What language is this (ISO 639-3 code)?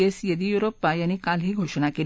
mar